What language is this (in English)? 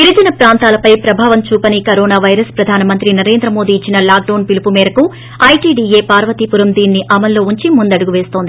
Telugu